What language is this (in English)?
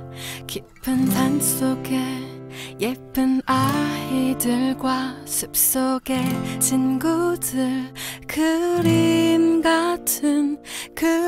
Korean